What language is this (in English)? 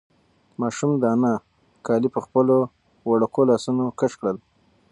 Pashto